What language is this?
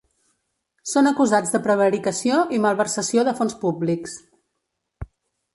Catalan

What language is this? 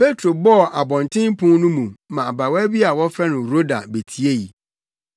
Akan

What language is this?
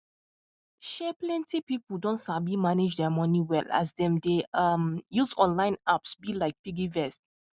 Nigerian Pidgin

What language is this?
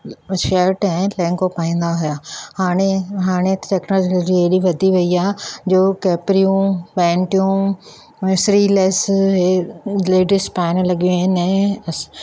Sindhi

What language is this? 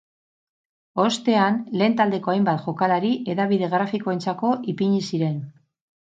Basque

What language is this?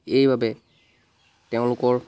Assamese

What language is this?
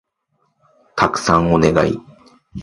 Japanese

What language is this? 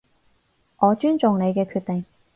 Cantonese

